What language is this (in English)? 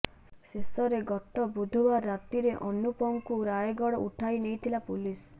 Odia